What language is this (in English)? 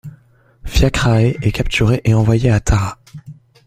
French